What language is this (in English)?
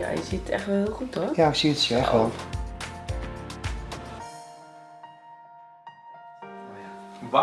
Dutch